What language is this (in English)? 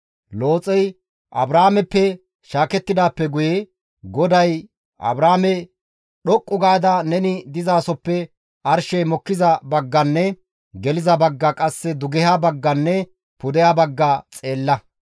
Gamo